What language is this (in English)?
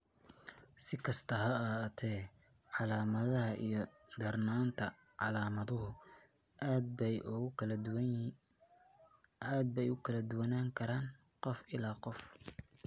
Somali